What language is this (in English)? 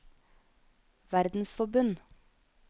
Norwegian